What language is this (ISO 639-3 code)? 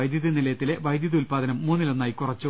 mal